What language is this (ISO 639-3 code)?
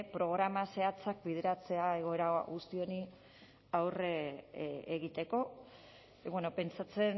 eus